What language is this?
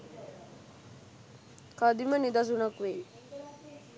Sinhala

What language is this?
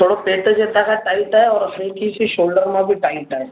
Sindhi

